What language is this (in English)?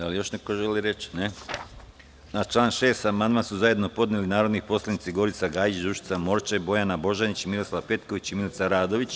Serbian